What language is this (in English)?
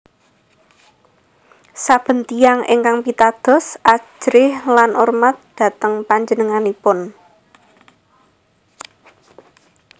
Javanese